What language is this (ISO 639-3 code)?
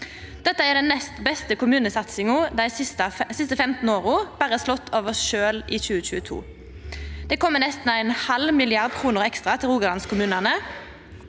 nor